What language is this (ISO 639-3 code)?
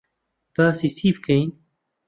ckb